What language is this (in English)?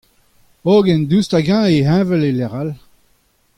Breton